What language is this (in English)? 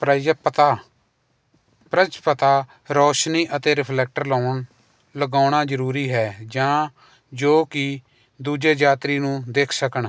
Punjabi